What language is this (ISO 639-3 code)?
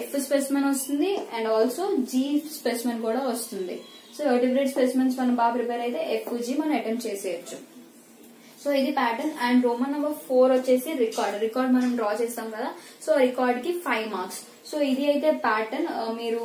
ron